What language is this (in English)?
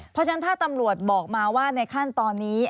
Thai